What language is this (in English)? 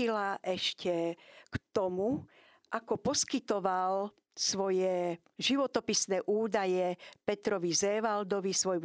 Slovak